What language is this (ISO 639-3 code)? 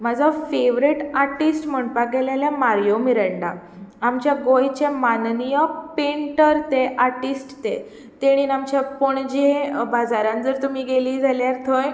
kok